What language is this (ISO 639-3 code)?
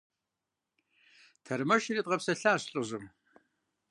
kbd